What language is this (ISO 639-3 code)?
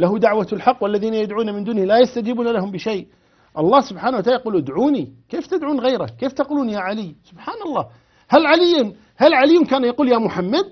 ara